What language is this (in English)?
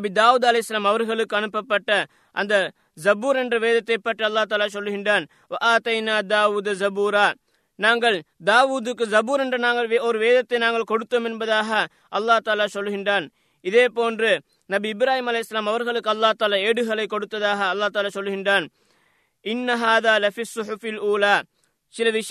Tamil